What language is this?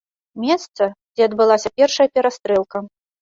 Belarusian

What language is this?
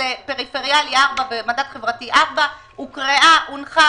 Hebrew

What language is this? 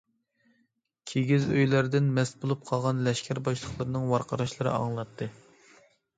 Uyghur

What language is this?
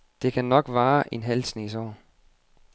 Danish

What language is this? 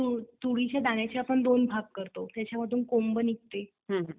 Marathi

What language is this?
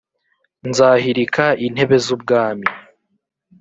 Kinyarwanda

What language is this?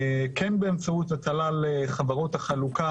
Hebrew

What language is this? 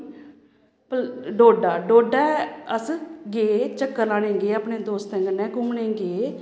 Dogri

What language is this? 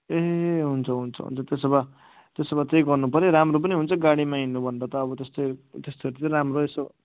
Nepali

